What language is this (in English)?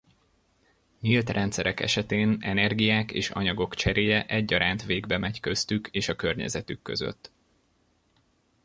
Hungarian